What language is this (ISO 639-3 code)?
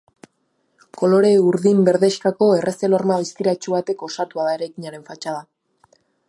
eus